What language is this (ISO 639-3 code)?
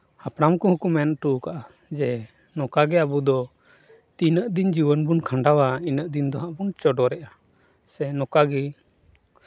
sat